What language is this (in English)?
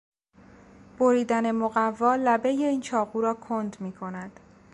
Persian